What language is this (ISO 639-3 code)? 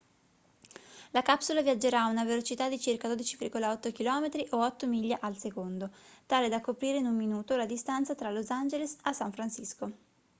ita